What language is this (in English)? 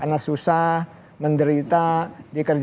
Indonesian